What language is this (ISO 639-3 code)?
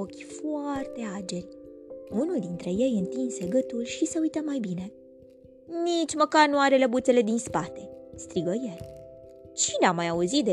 ron